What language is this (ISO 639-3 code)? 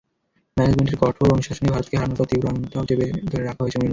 ben